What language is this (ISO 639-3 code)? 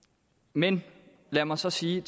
dan